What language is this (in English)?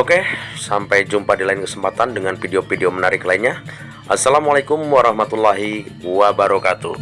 Indonesian